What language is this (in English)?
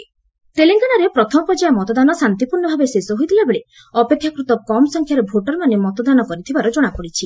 Odia